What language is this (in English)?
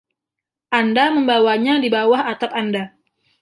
Indonesian